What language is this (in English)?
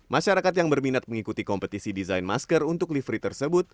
Indonesian